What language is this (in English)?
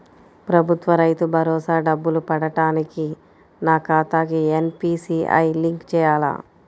Telugu